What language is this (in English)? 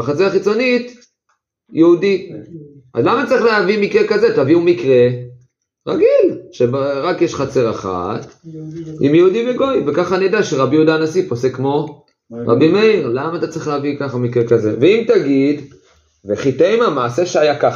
Hebrew